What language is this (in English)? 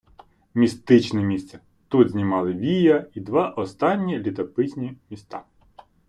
Ukrainian